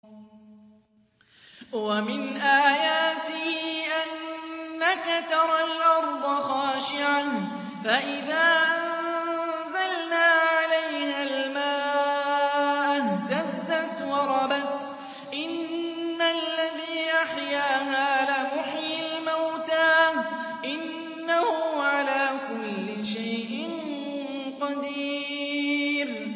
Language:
Arabic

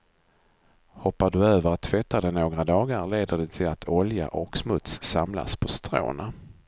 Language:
Swedish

